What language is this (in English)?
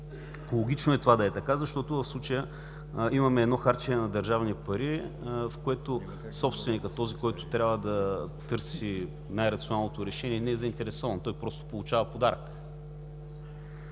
Bulgarian